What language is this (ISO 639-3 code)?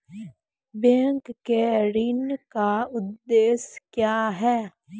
mai